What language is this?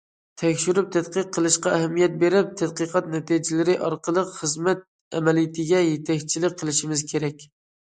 Uyghur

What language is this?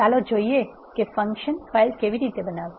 Gujarati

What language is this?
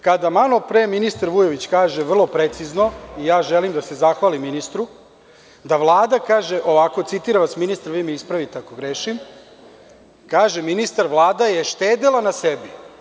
Serbian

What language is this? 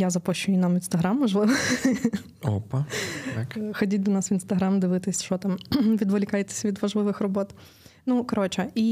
Ukrainian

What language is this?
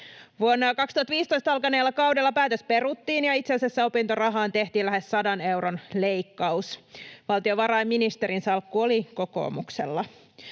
Finnish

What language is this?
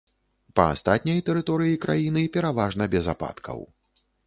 Belarusian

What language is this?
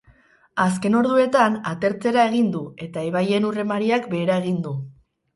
Basque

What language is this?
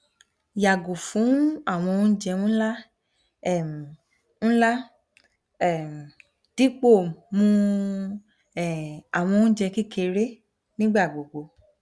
Yoruba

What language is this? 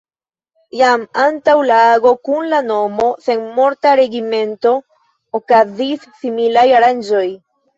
Esperanto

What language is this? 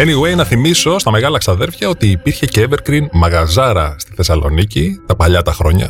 Greek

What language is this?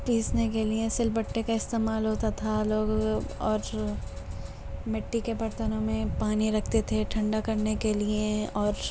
Urdu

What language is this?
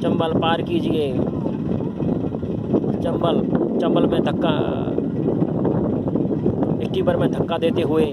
Hindi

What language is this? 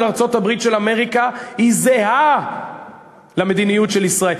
Hebrew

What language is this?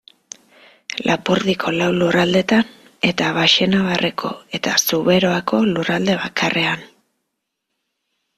Basque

